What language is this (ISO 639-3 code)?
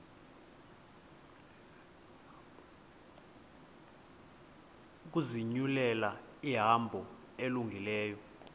xho